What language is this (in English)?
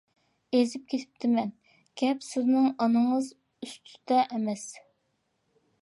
Uyghur